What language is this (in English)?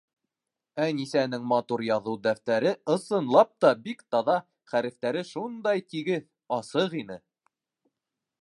Bashkir